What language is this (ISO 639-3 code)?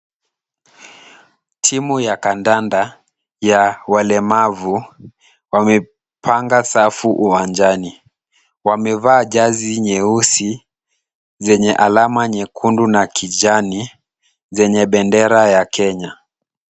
swa